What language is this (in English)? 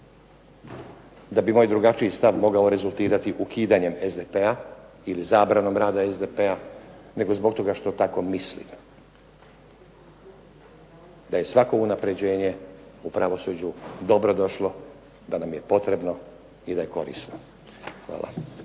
Croatian